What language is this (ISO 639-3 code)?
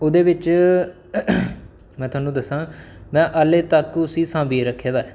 doi